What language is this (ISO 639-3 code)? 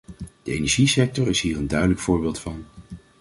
nld